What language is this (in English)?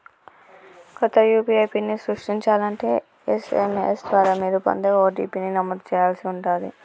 Telugu